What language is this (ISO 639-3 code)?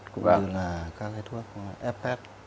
vie